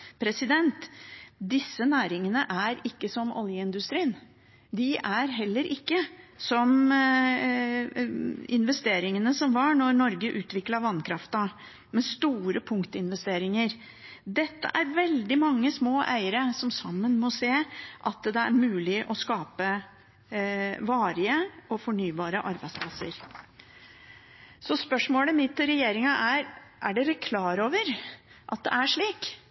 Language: Norwegian Bokmål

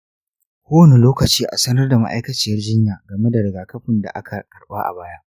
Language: Hausa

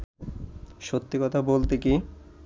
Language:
Bangla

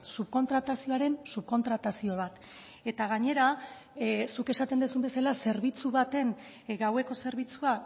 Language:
Basque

